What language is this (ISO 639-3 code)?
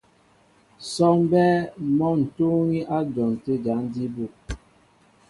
mbo